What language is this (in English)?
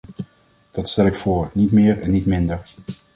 Dutch